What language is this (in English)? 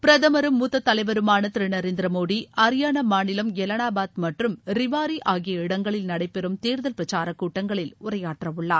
Tamil